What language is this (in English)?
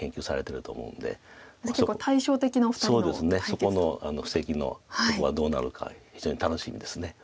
Japanese